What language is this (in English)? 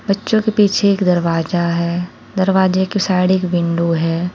Hindi